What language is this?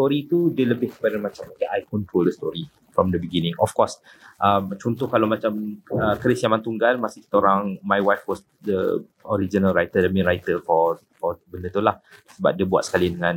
Malay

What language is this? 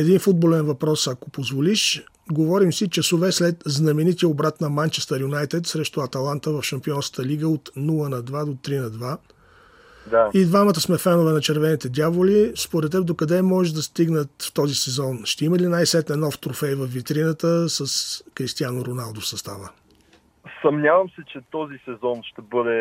Bulgarian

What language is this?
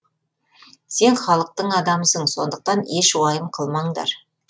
Kazakh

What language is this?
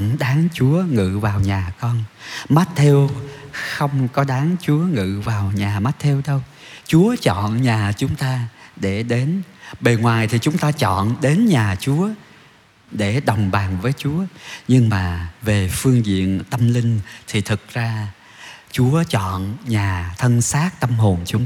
Vietnamese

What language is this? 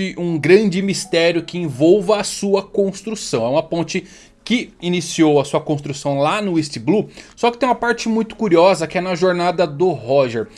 Portuguese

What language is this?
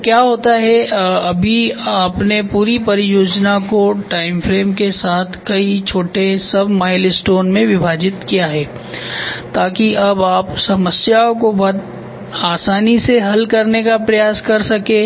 Hindi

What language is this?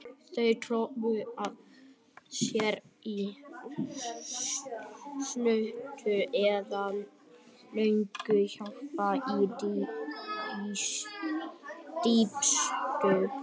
Icelandic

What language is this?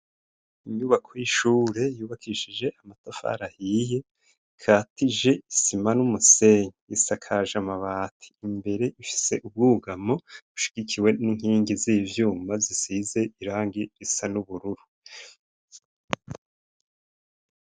Rundi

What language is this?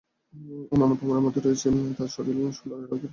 Bangla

